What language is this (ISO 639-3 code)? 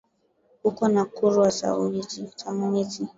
swa